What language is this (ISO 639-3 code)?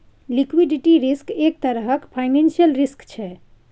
mai